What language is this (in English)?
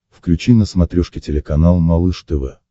Russian